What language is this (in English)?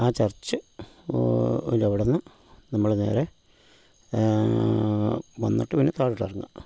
Malayalam